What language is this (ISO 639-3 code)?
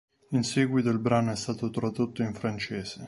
ita